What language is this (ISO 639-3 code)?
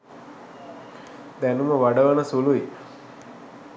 sin